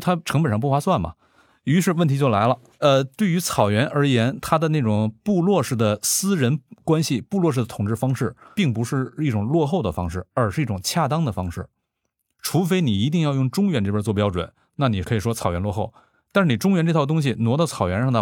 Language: Chinese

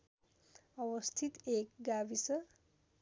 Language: Nepali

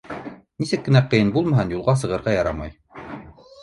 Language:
Bashkir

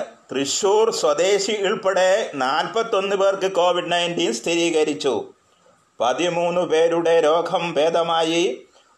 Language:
Malayalam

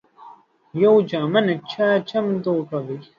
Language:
Pashto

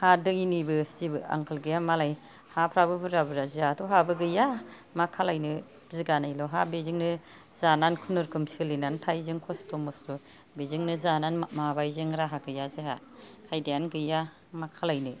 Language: Bodo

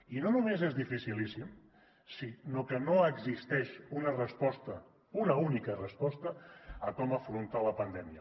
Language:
Catalan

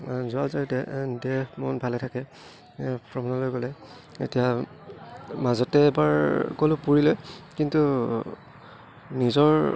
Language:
Assamese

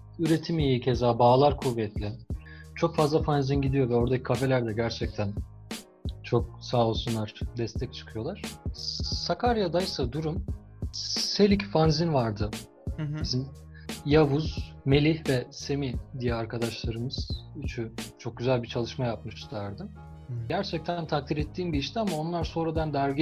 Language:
Turkish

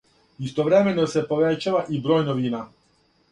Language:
Serbian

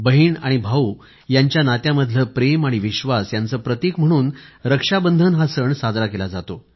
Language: Marathi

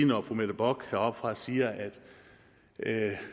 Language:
Danish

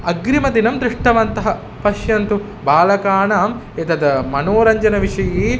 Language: Sanskrit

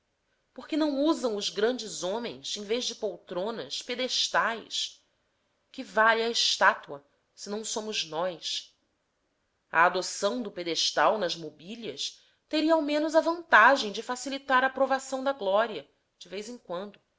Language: Portuguese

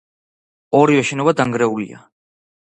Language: Georgian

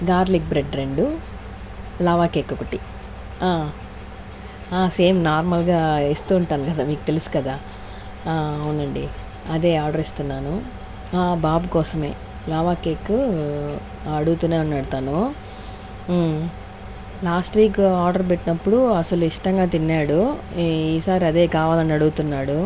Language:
Telugu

